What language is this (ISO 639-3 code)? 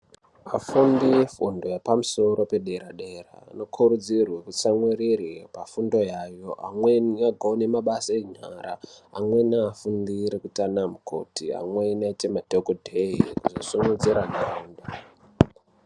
ndc